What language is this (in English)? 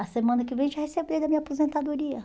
Portuguese